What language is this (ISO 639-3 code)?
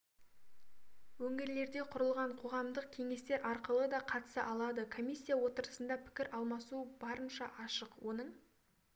kaz